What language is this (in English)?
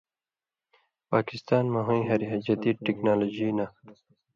Indus Kohistani